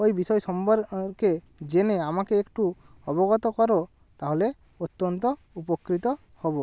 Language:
Bangla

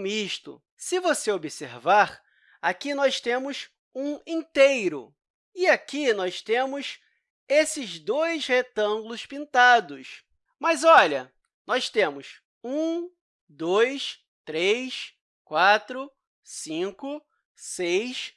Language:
Portuguese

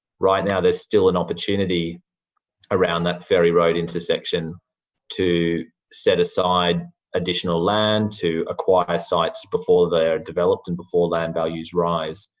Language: English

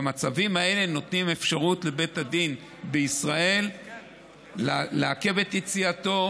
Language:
Hebrew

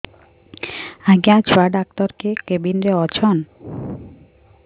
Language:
Odia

